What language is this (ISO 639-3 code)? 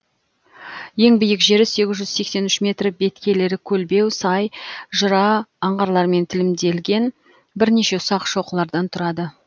kaz